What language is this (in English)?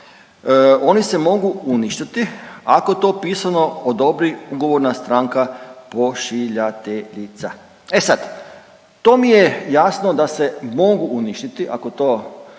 Croatian